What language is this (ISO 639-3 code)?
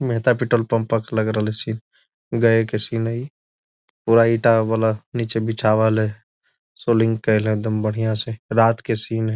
mag